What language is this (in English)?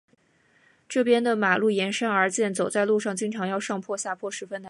Chinese